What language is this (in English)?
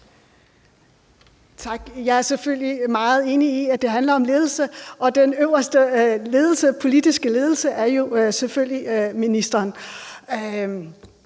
Danish